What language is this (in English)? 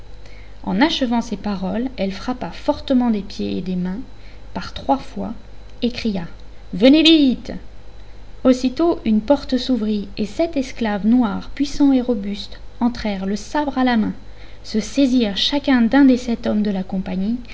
French